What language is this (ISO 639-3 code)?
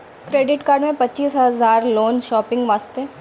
mai